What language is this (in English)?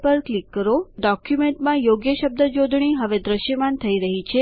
Gujarati